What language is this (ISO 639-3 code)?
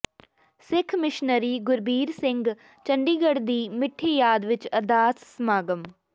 pan